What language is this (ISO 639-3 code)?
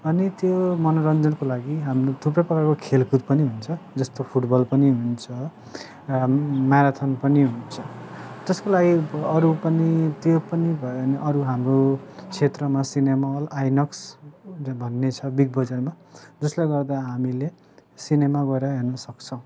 nep